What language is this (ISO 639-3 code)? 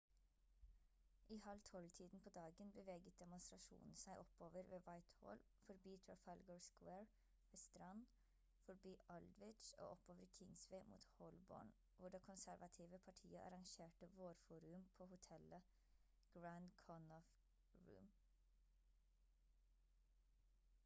nob